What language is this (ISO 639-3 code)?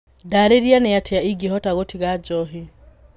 kik